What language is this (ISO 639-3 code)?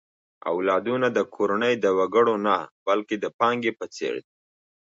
pus